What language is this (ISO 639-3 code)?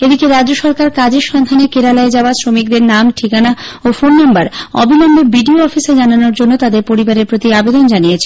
ben